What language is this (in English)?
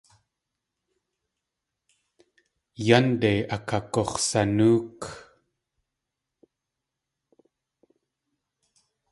Tlingit